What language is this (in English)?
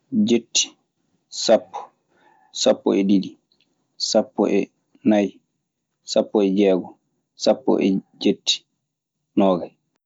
Maasina Fulfulde